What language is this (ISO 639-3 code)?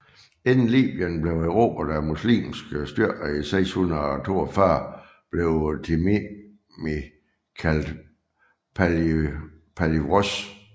dan